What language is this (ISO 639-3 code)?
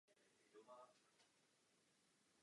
ces